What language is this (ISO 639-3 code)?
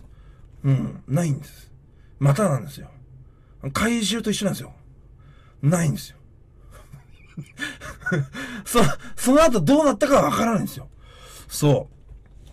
jpn